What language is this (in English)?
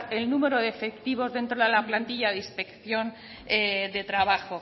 Spanish